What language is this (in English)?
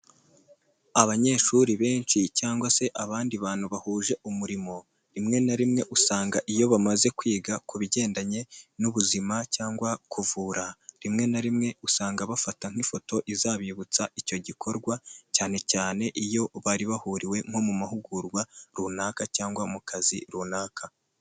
Kinyarwanda